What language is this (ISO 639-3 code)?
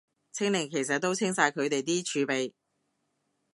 yue